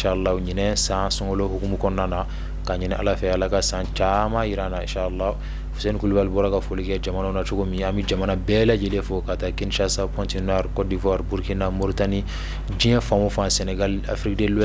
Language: Indonesian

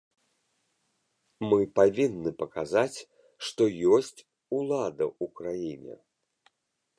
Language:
Belarusian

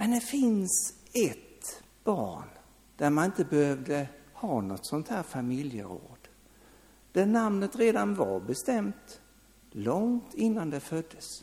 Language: Swedish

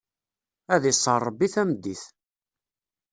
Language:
Kabyle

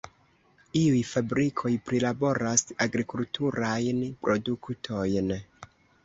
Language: Esperanto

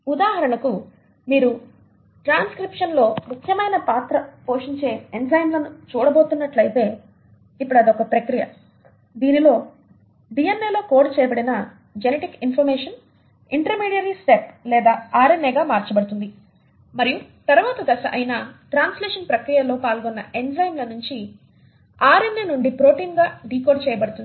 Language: Telugu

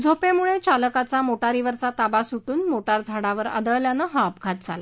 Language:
Marathi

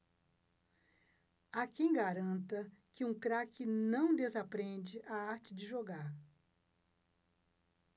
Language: Portuguese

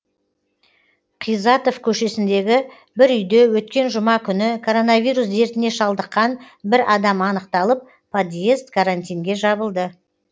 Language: Kazakh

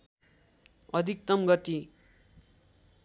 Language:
Nepali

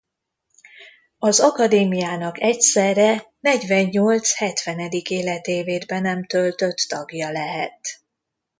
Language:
Hungarian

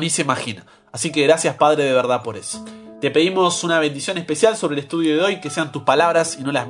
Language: Spanish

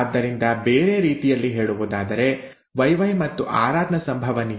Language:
Kannada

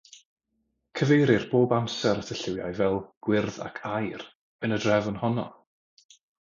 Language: Welsh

